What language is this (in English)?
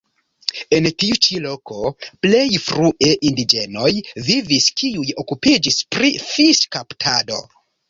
Esperanto